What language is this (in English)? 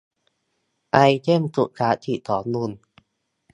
Thai